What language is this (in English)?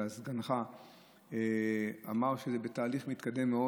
Hebrew